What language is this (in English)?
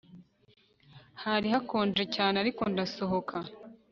Kinyarwanda